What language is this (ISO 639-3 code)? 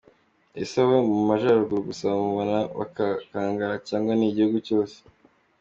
kin